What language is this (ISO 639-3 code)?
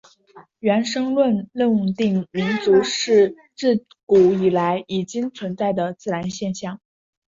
zho